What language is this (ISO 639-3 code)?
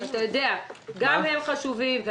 heb